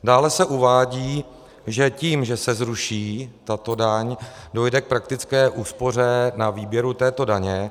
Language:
Czech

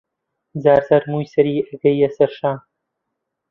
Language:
Central Kurdish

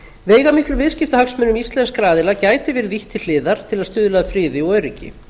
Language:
Icelandic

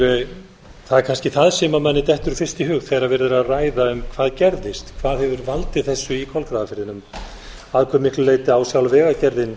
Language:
Icelandic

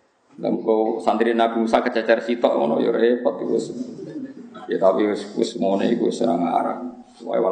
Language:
Indonesian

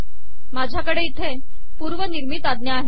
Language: Marathi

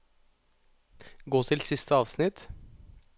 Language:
Norwegian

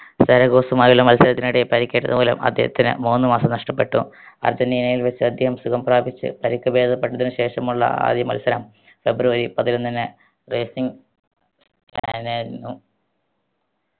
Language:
Malayalam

